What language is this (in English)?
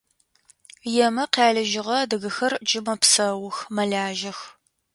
Adyghe